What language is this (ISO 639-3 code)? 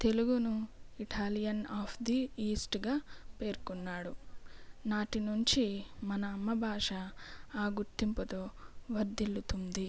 tel